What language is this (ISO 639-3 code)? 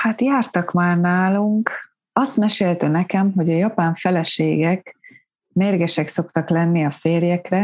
hun